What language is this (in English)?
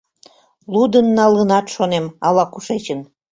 Mari